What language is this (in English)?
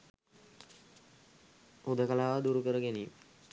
Sinhala